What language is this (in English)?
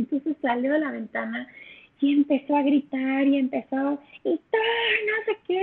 Spanish